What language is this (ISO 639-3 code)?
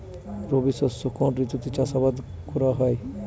ben